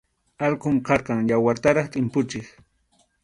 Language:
Arequipa-La Unión Quechua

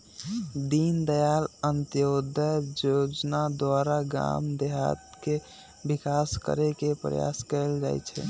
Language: Magahi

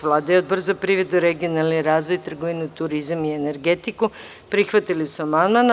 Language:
Serbian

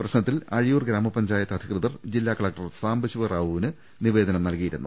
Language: Malayalam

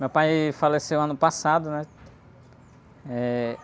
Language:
Portuguese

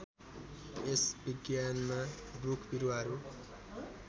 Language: Nepali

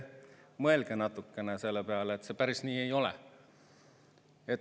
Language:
Estonian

